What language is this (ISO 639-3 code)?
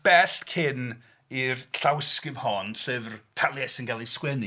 cym